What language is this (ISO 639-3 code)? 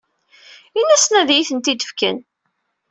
kab